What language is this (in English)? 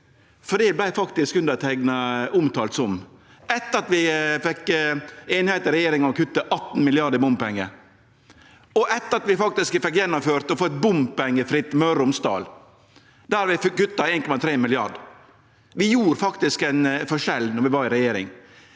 Norwegian